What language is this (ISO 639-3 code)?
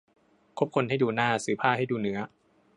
tha